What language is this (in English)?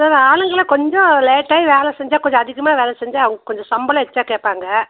Tamil